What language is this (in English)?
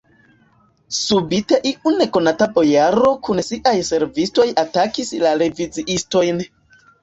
Esperanto